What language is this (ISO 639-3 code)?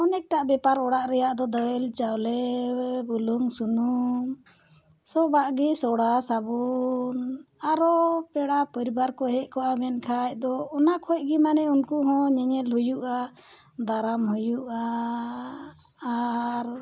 sat